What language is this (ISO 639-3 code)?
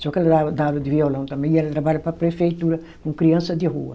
por